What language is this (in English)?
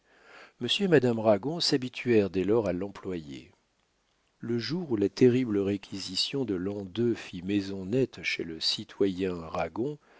French